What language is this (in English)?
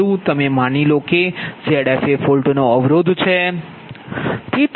Gujarati